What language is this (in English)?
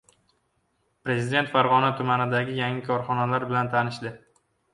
Uzbek